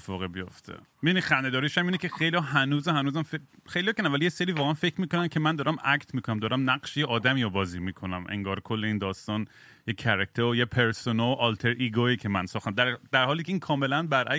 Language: Persian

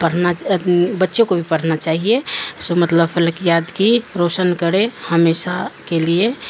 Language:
Urdu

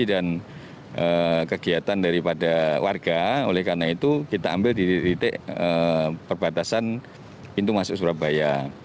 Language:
Indonesian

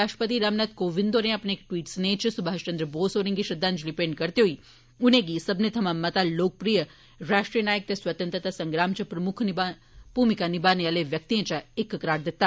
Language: Dogri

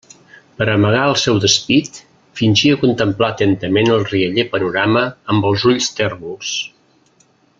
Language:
Catalan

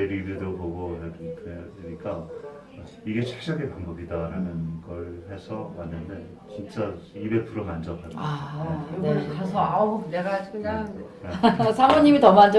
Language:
Korean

